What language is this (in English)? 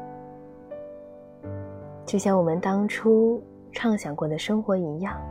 Chinese